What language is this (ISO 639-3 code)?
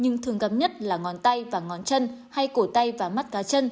vie